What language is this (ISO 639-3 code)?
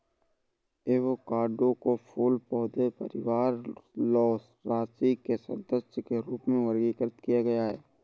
hin